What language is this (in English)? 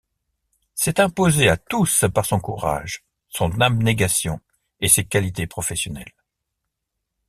French